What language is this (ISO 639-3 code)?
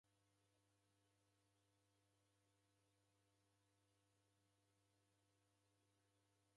dav